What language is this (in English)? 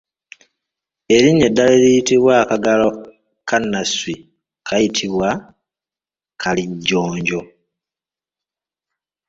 Ganda